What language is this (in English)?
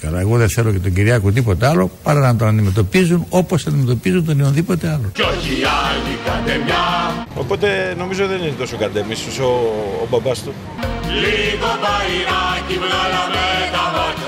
Greek